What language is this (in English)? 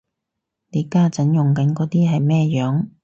Cantonese